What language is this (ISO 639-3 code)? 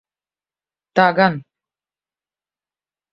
lav